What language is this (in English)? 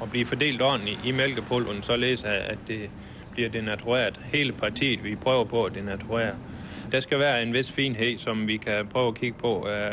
Danish